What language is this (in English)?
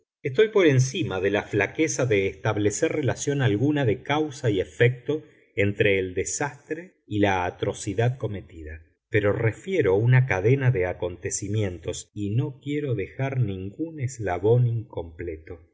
Spanish